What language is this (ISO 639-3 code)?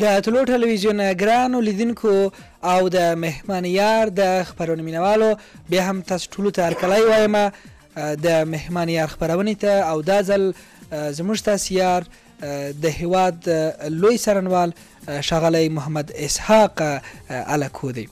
ara